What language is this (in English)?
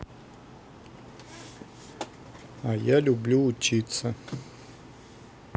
Russian